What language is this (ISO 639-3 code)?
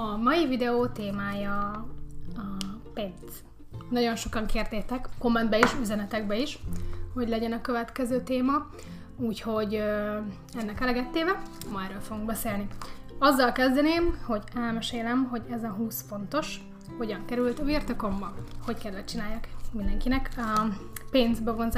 hun